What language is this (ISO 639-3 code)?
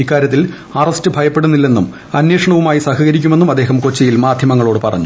mal